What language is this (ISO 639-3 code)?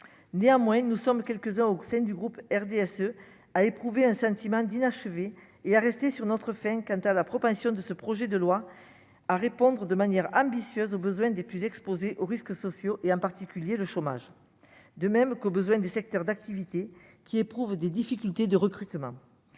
fra